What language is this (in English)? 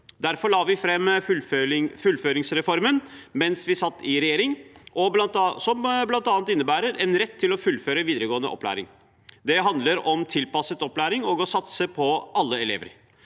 Norwegian